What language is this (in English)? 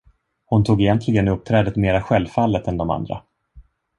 Swedish